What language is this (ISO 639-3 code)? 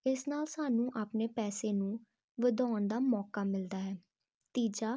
pan